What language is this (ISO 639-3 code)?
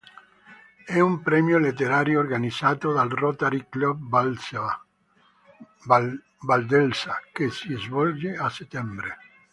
ita